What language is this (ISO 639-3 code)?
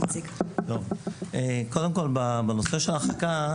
heb